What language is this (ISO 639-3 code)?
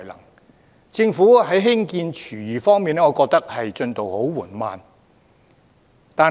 yue